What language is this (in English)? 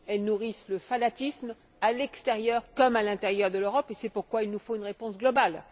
French